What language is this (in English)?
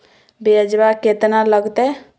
Magahi